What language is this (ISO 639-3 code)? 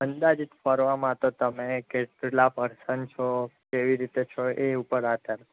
guj